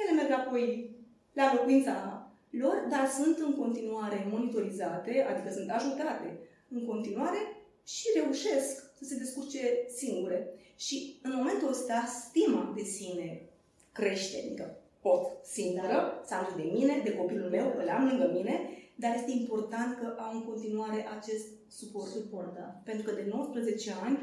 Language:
Romanian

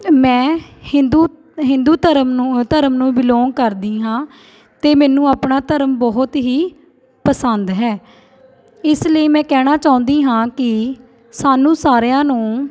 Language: Punjabi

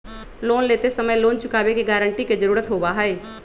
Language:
Magahi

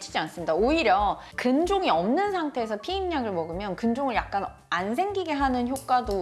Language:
Korean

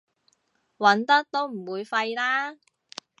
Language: Cantonese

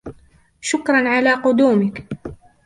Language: Arabic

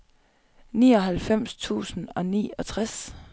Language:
Danish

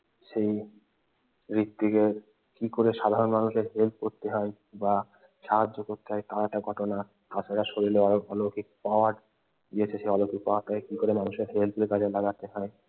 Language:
Bangla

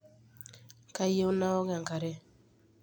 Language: Masai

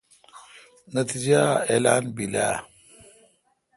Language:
Kalkoti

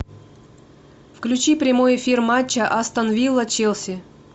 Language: Russian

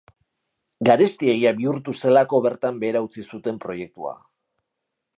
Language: Basque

